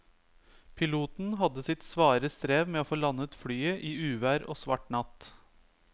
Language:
Norwegian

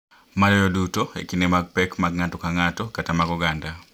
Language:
Luo (Kenya and Tanzania)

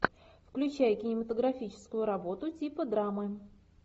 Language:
Russian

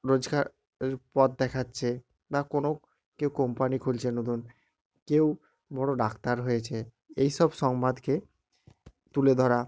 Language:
Bangla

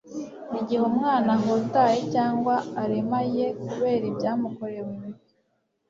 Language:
Kinyarwanda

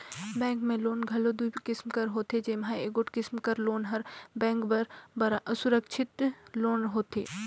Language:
Chhattisgarhi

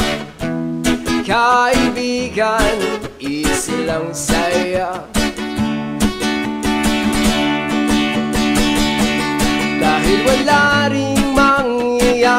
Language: Arabic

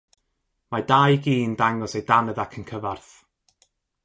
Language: Welsh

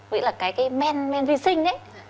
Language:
Vietnamese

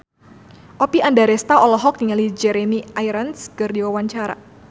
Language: Sundanese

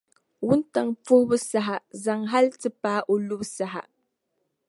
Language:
Dagbani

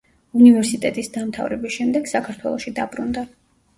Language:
Georgian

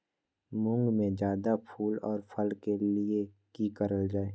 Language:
Magahi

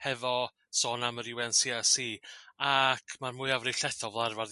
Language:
Welsh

